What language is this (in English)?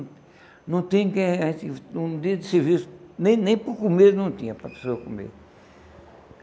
Portuguese